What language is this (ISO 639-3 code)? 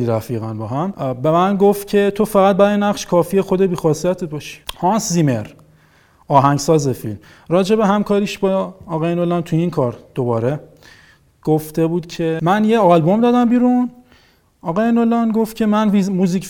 fas